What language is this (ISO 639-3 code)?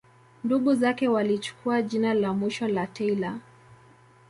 swa